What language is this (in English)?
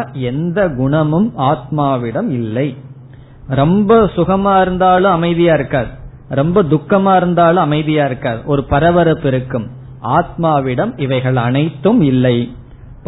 Tamil